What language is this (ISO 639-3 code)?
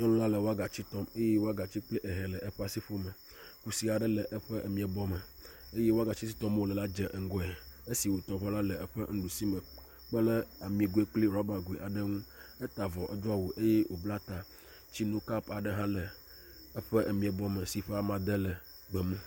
ewe